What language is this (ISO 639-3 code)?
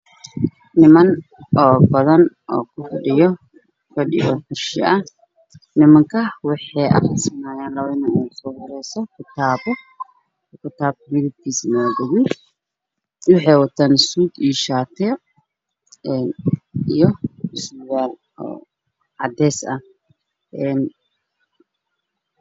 som